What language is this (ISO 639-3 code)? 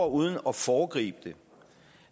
dan